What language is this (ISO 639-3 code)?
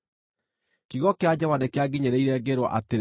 kik